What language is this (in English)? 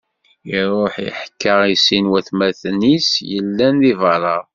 Kabyle